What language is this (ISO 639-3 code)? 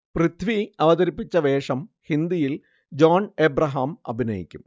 mal